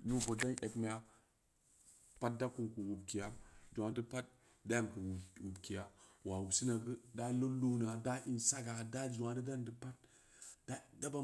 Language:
Samba Leko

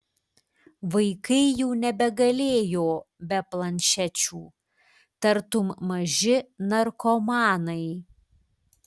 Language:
Lithuanian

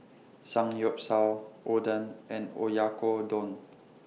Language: English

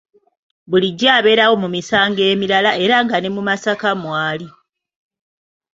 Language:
Ganda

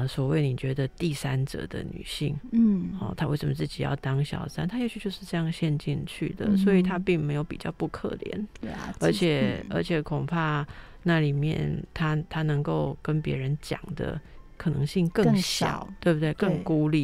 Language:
Chinese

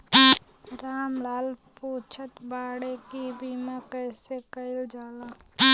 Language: Bhojpuri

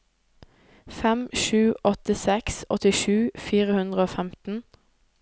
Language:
Norwegian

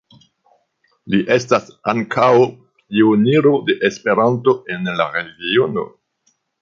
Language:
Esperanto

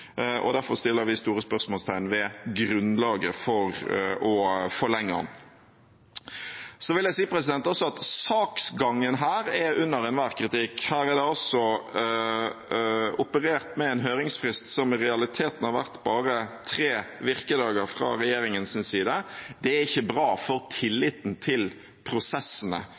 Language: Norwegian Bokmål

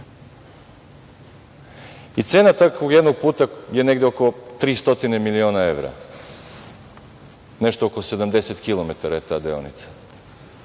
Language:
Serbian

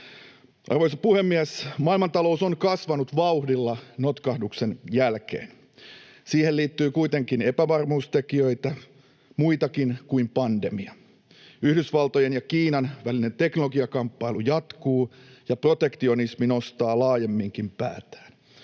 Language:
Finnish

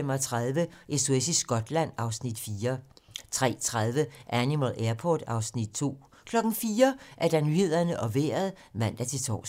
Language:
Danish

